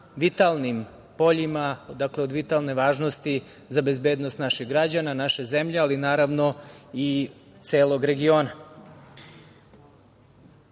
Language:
Serbian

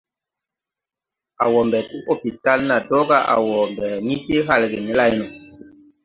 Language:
Tupuri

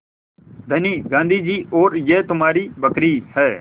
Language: Hindi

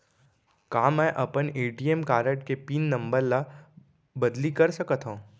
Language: Chhattisgarhi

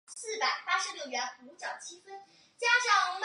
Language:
Chinese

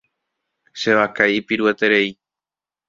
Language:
Guarani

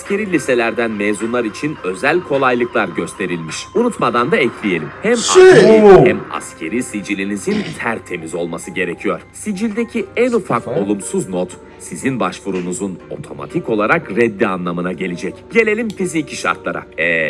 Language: Turkish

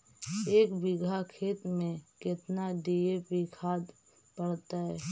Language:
Magahi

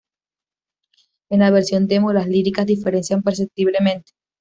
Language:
Spanish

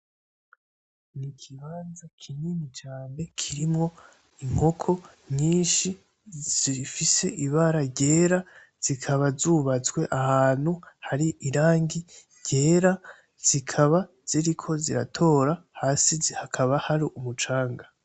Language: Rundi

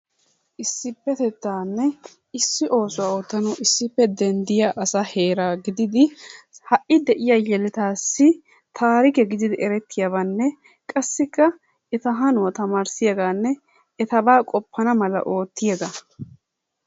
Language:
Wolaytta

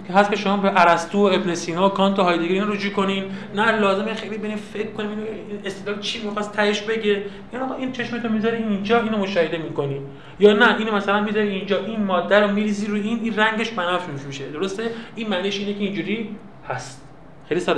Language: Persian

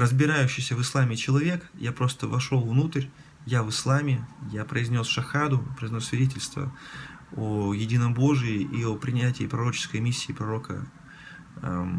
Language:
Russian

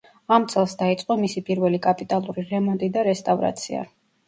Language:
Georgian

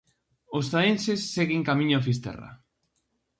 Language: Galician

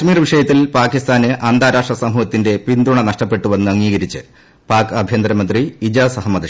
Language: Malayalam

